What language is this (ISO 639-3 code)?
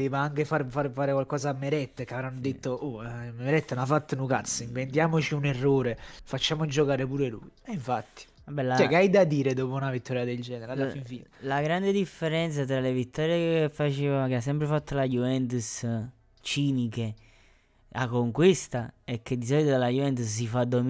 ita